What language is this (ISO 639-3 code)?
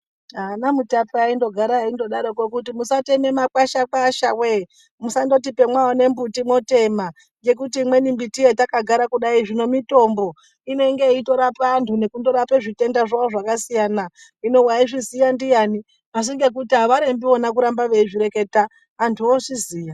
ndc